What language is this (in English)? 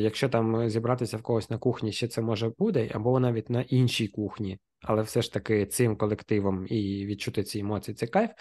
Ukrainian